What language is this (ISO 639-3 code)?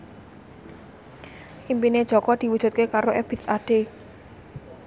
jav